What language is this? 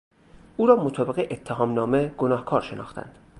Persian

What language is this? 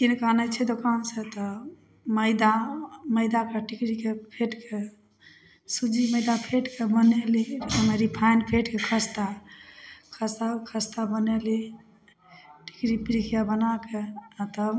Maithili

